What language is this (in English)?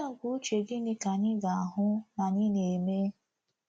Igbo